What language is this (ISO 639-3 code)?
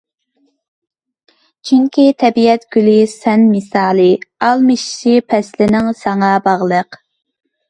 uig